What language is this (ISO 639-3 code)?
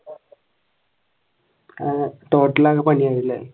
mal